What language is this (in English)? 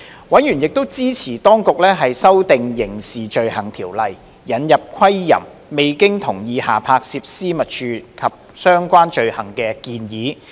Cantonese